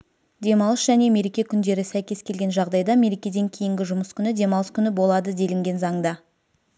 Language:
Kazakh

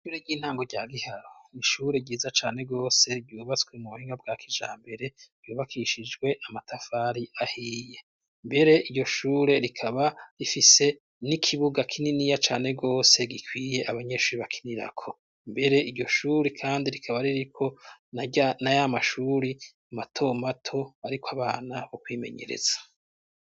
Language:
Rundi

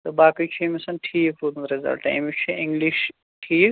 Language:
Kashmiri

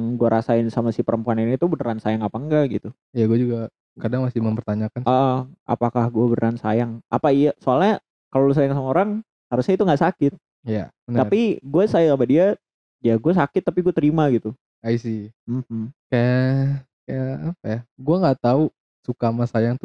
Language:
Indonesian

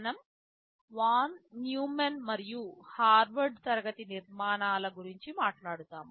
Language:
Telugu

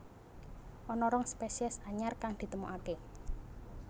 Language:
Javanese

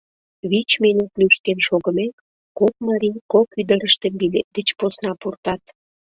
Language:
Mari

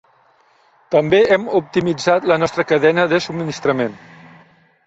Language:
Catalan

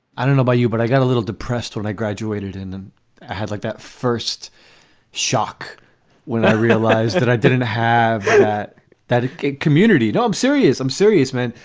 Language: English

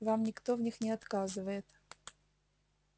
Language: Russian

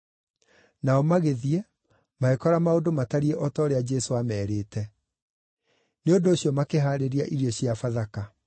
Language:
Kikuyu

